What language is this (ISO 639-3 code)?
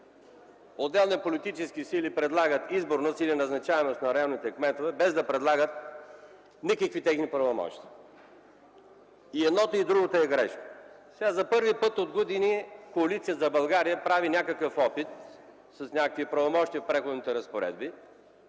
bul